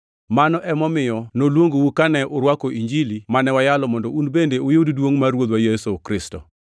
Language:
Luo (Kenya and Tanzania)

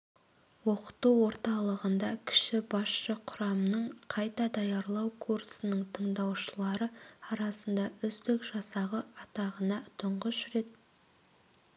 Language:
Kazakh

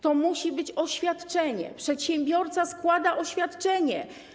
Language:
Polish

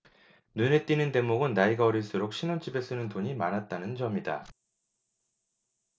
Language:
Korean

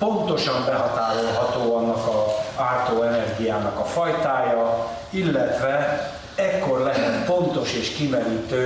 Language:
Hungarian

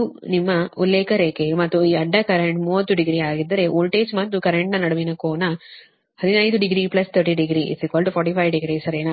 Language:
Kannada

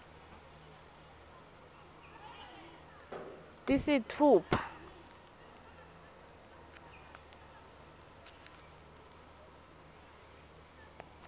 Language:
Swati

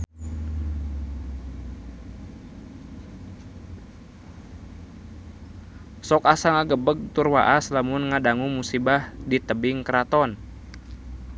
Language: Sundanese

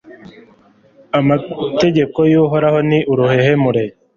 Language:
Kinyarwanda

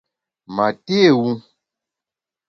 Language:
Bamun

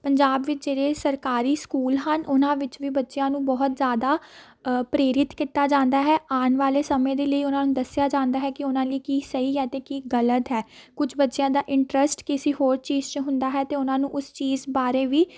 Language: Punjabi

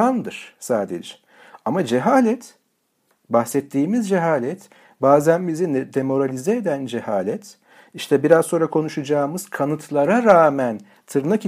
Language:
Turkish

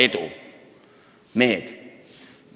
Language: Estonian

